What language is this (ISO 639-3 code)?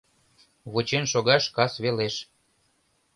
chm